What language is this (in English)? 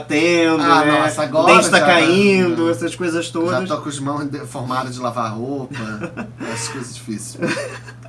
Portuguese